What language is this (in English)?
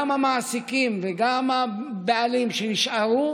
Hebrew